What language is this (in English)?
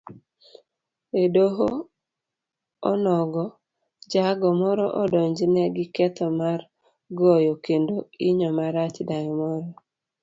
Luo (Kenya and Tanzania)